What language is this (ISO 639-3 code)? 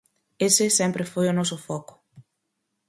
glg